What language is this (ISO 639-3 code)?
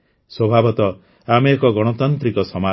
ori